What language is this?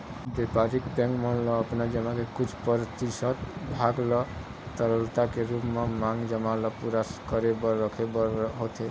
Chhattisgarhi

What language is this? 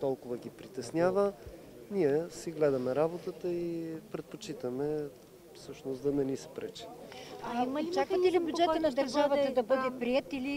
Bulgarian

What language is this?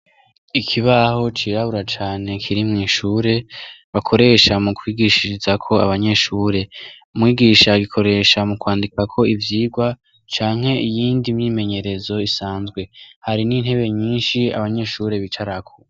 Rundi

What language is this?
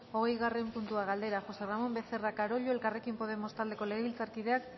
Basque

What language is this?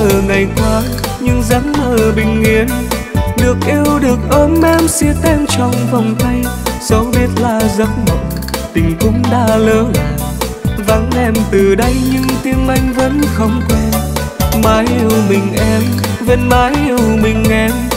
Vietnamese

